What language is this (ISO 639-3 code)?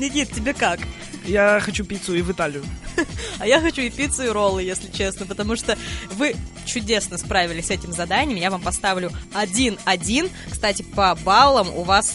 rus